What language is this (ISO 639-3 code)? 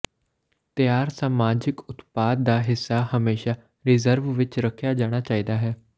pan